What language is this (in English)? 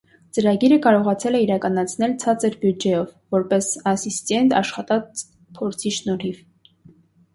Armenian